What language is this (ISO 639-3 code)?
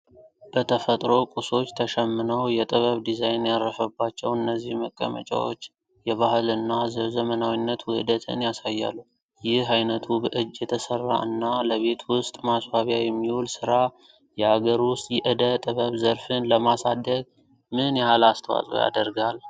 amh